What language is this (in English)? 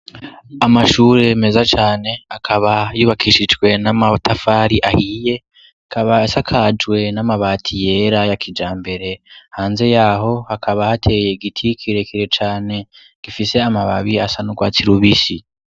Rundi